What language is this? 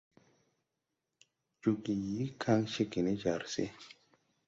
Tupuri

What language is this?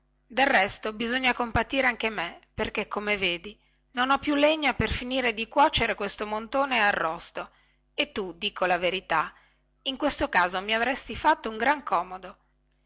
Italian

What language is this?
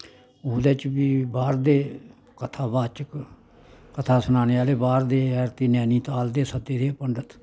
Dogri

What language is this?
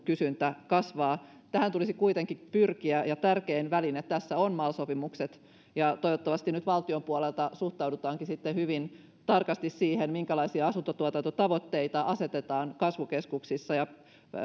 Finnish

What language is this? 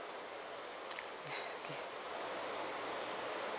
English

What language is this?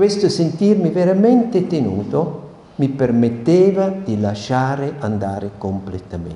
Italian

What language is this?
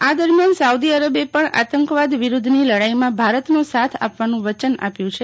Gujarati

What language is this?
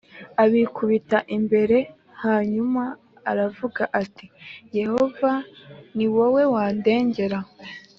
Kinyarwanda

